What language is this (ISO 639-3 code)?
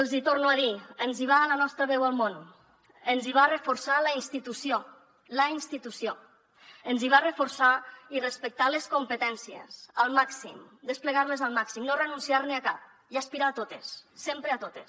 cat